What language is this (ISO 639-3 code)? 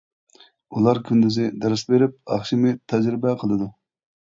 uig